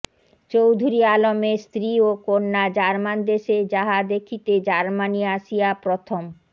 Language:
Bangla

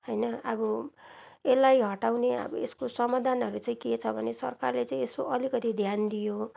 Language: Nepali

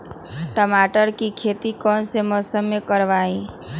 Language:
Magahi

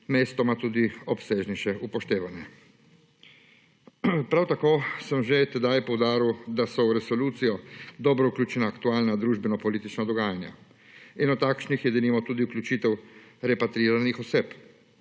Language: Slovenian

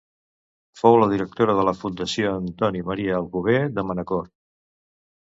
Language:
Catalan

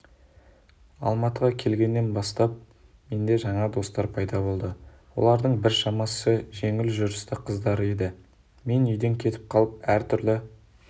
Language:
Kazakh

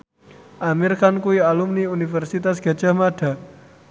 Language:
Javanese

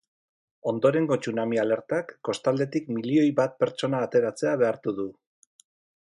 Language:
Basque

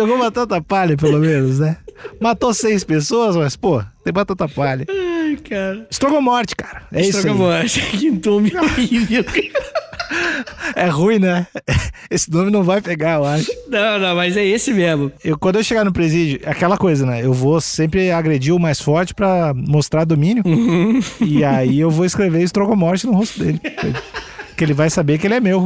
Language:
Portuguese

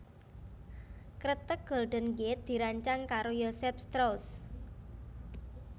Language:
Javanese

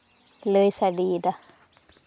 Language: Santali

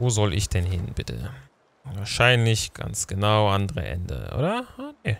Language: German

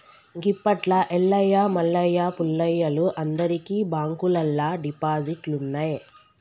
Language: Telugu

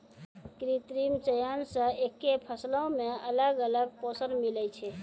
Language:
Maithili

